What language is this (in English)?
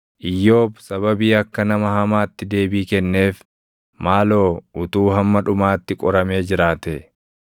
Oromo